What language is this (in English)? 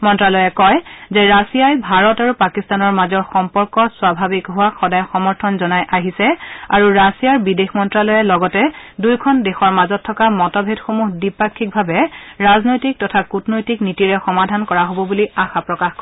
Assamese